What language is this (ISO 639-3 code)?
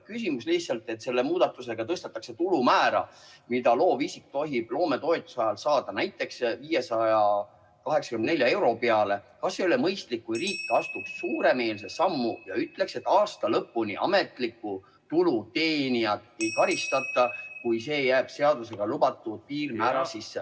est